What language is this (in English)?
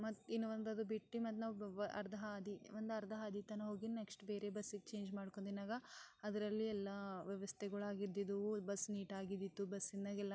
Kannada